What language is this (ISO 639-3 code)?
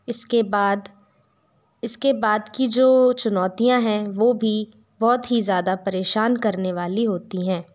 hin